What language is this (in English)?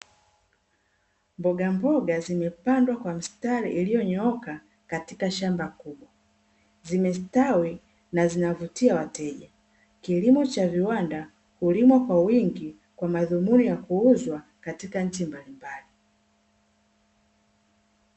Swahili